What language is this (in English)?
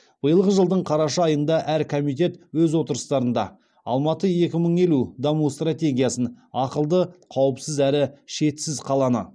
Kazakh